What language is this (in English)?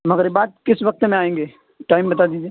Urdu